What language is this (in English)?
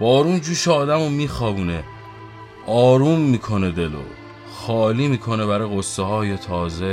Persian